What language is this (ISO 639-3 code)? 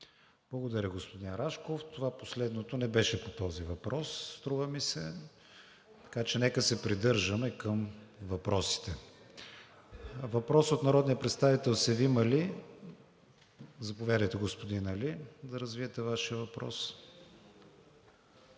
bul